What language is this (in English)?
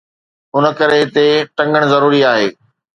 Sindhi